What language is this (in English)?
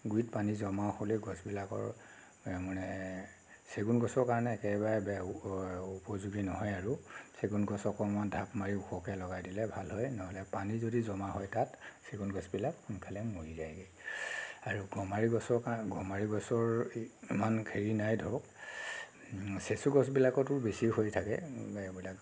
Assamese